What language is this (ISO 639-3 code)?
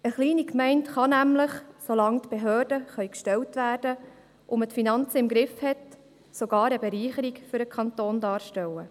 gsw